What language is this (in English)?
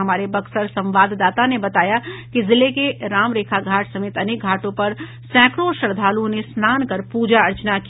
Hindi